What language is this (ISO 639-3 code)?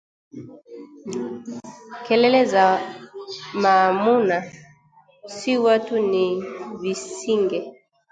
swa